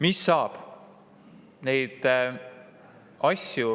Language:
Estonian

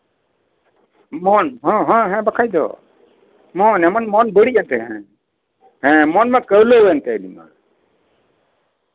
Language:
Santali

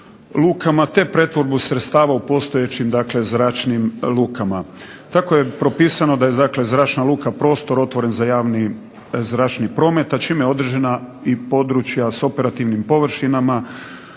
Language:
Croatian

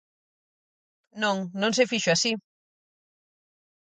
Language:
Galician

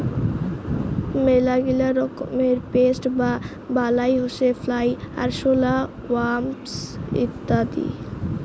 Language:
Bangla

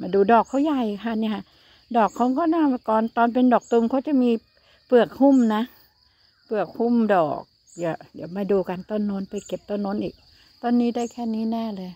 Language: Thai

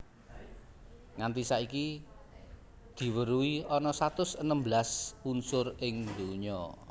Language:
Javanese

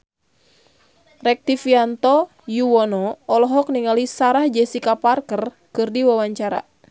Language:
Sundanese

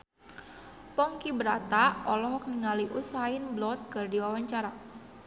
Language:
Sundanese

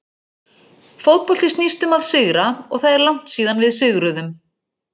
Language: Icelandic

